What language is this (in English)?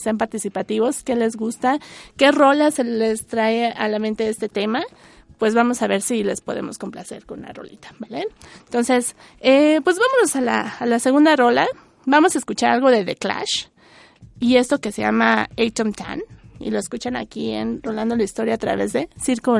Spanish